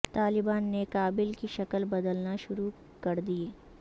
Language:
Urdu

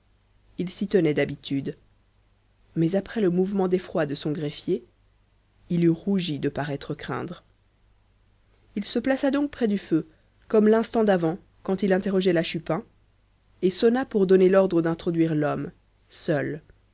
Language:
French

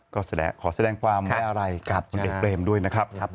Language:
Thai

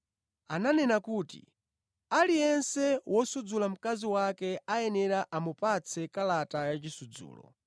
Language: Nyanja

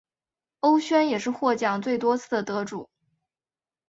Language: Chinese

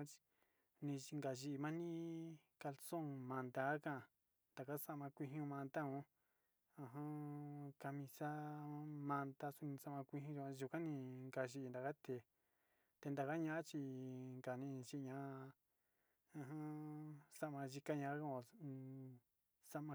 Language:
Sinicahua Mixtec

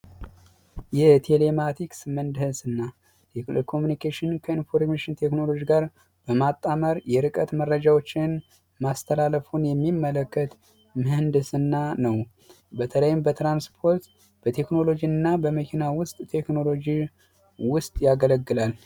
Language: Amharic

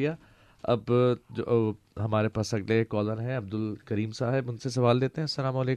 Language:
Urdu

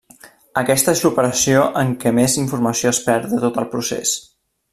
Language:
Catalan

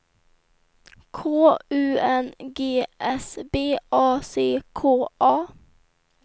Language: Swedish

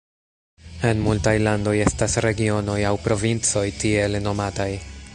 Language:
Esperanto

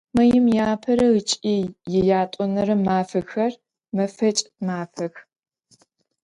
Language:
Adyghe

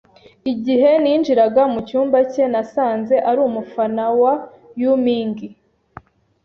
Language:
Kinyarwanda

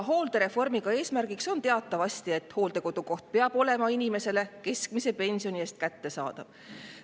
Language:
Estonian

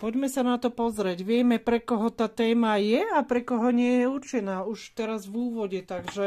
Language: Slovak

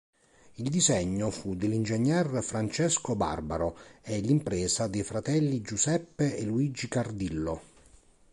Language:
Italian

